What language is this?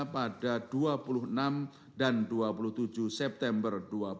Indonesian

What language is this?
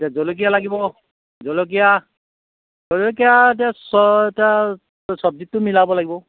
Assamese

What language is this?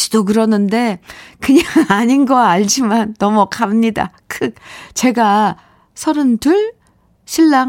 Korean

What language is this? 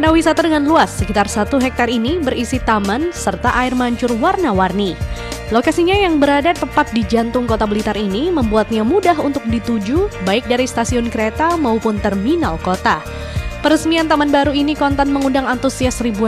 Indonesian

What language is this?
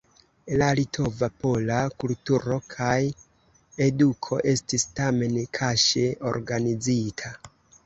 Esperanto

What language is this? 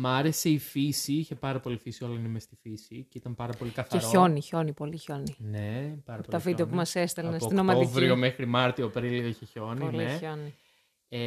Greek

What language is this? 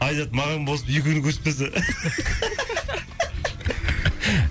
Kazakh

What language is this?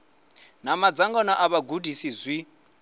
Venda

